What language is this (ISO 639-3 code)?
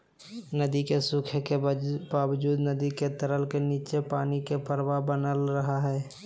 mag